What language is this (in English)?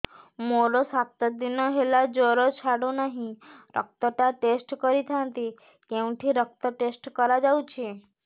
Odia